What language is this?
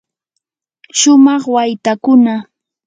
Yanahuanca Pasco Quechua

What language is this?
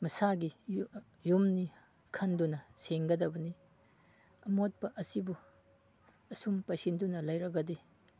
Manipuri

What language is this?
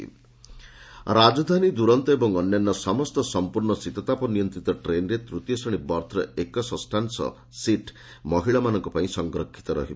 Odia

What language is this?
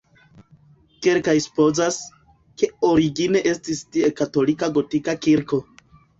Esperanto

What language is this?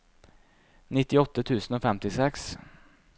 Norwegian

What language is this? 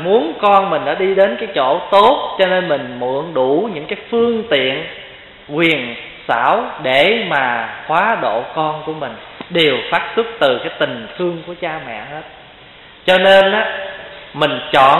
Vietnamese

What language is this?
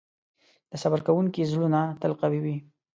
Pashto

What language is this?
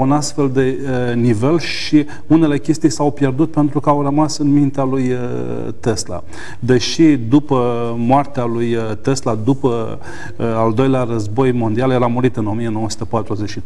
Romanian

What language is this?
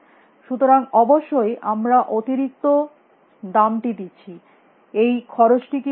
Bangla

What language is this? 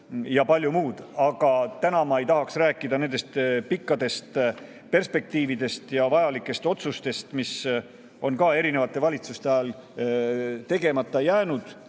Estonian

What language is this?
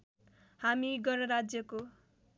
Nepali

